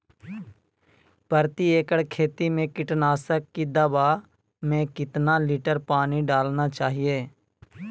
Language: Magahi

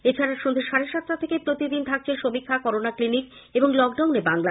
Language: Bangla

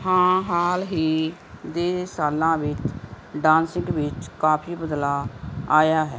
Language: Punjabi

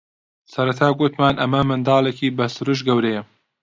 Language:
Central Kurdish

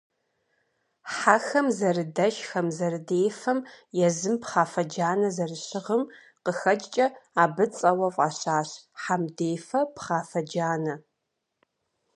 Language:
Kabardian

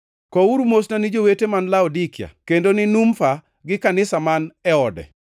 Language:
Luo (Kenya and Tanzania)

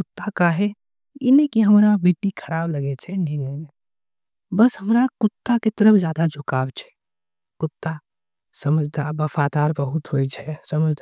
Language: Angika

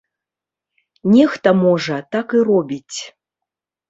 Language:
Belarusian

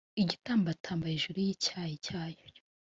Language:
Kinyarwanda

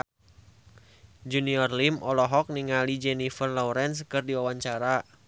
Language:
Sundanese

